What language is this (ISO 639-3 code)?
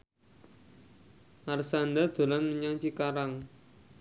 jav